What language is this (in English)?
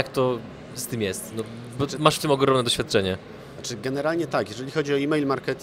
Polish